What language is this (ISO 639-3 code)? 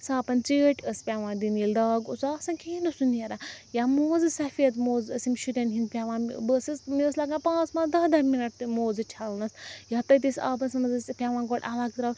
kas